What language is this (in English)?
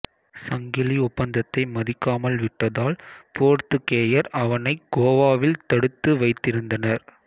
Tamil